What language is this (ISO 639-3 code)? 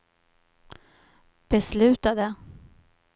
swe